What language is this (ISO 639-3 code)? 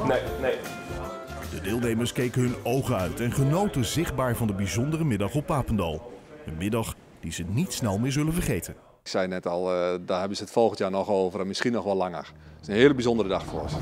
nld